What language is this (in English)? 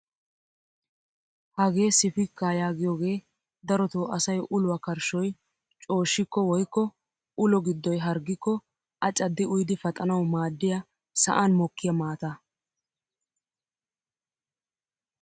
Wolaytta